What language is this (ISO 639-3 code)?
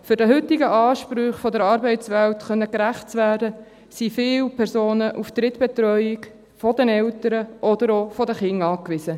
gsw